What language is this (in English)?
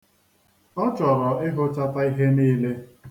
Igbo